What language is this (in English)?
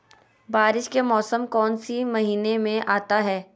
Magahi